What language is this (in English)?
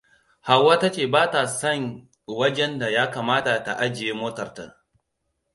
Hausa